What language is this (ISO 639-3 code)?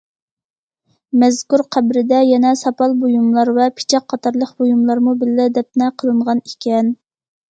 uig